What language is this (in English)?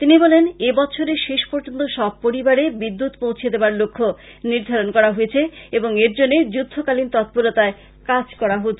Bangla